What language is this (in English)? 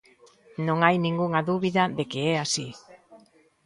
Galician